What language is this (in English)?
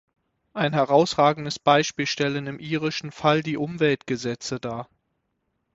German